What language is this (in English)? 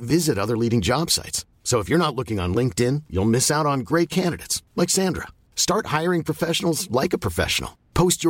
Swedish